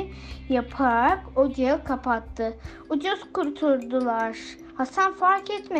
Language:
Turkish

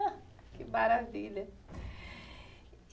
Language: Portuguese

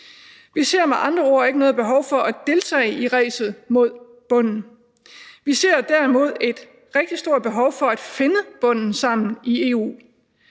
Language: Danish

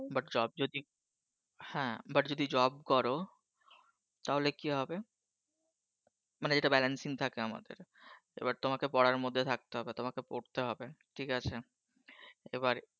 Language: Bangla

